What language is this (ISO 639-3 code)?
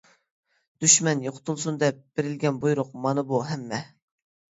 uig